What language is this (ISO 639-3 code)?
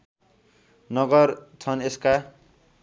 nep